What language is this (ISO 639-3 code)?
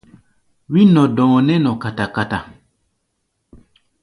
gba